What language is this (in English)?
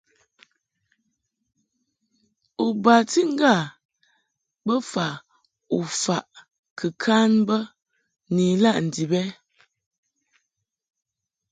Mungaka